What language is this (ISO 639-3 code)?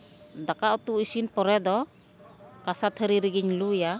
sat